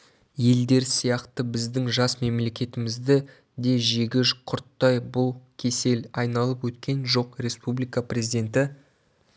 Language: Kazakh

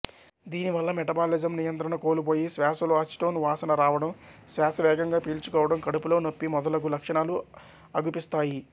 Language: Telugu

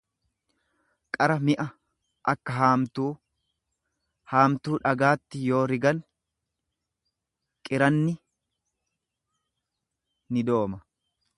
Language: Oromo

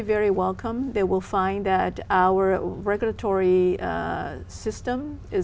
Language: Vietnamese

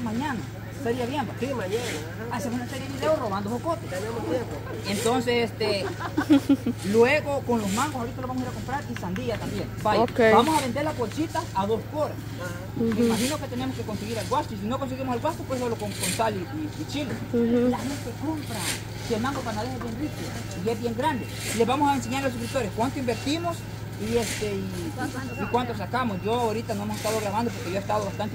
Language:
Spanish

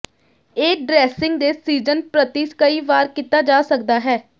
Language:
Punjabi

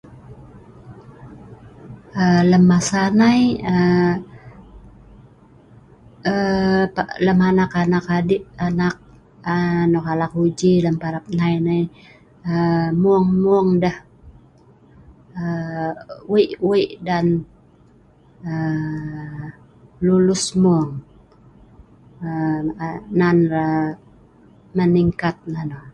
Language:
Sa'ban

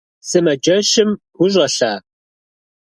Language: Kabardian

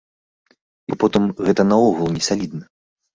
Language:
Belarusian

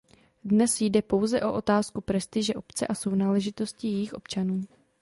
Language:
Czech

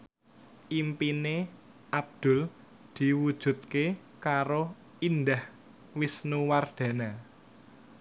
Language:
Javanese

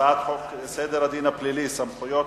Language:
Hebrew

